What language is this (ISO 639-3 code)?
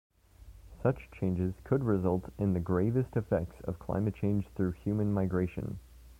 eng